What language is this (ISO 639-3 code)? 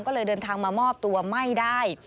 tha